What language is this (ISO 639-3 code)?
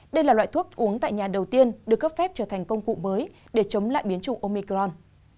vie